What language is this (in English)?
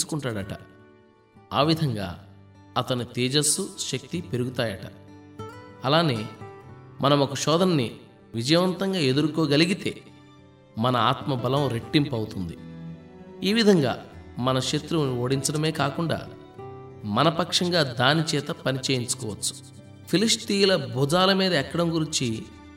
Telugu